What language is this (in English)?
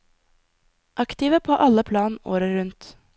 Norwegian